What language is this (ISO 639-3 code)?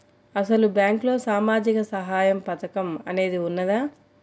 tel